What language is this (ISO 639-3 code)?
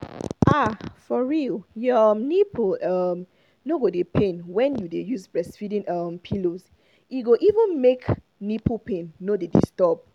pcm